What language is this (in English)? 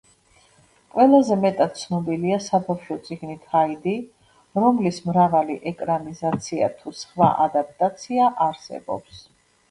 Georgian